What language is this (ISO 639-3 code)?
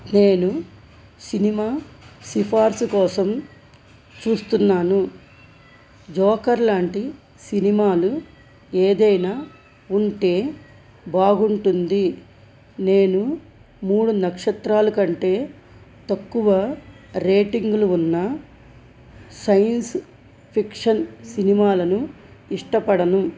tel